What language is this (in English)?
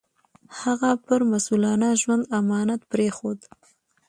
Pashto